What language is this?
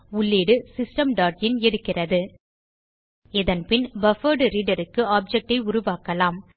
Tamil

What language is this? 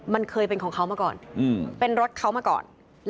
Thai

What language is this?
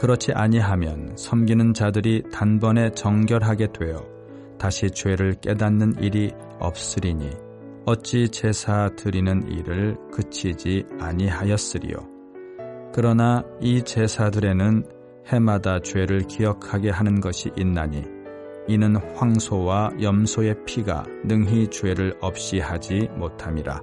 Korean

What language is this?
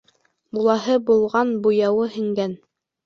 Bashkir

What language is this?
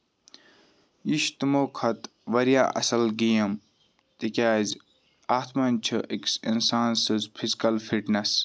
Kashmiri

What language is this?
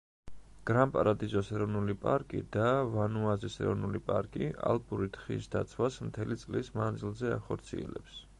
Georgian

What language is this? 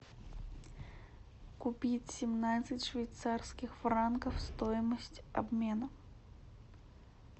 Russian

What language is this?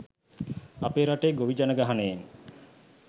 Sinhala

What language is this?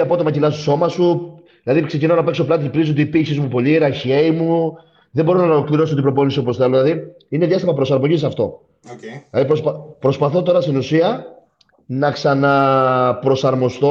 Greek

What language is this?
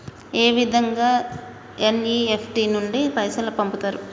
Telugu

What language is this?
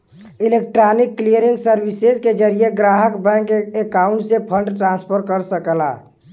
Bhojpuri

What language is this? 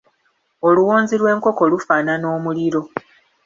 Ganda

